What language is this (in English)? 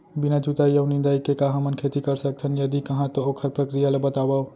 Chhattisgarhi